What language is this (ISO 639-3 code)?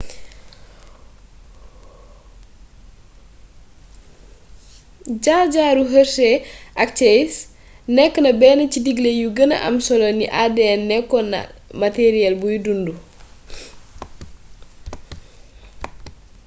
wol